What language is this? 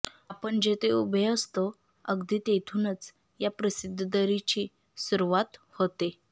Marathi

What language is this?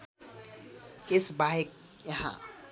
Nepali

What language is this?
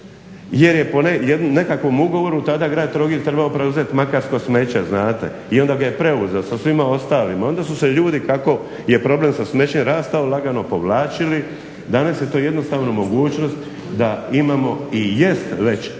Croatian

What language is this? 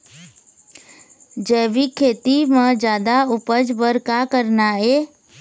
Chhattisgarhi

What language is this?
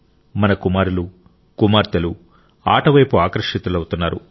Telugu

